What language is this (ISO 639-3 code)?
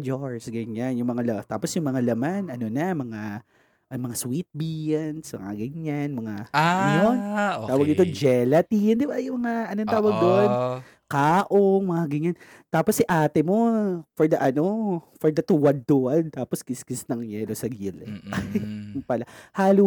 fil